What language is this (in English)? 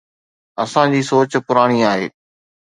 Sindhi